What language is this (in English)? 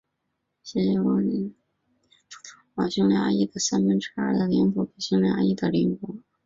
Chinese